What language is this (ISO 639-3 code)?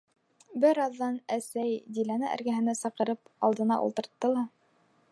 bak